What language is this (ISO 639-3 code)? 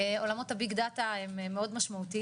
heb